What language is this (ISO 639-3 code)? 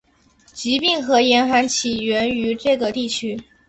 zho